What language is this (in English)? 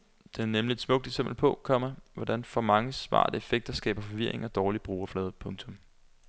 Danish